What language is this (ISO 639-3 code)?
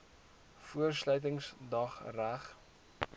afr